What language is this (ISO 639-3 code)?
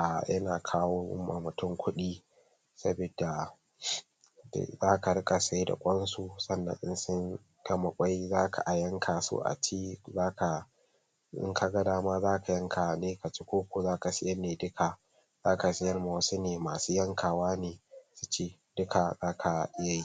hau